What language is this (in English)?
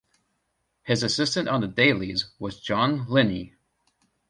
English